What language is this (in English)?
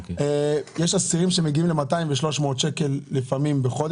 Hebrew